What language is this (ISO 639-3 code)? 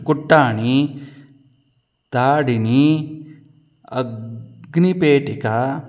san